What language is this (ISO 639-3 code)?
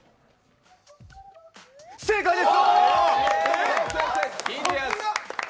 jpn